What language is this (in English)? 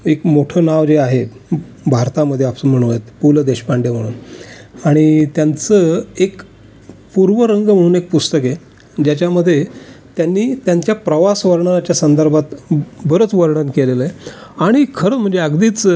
Marathi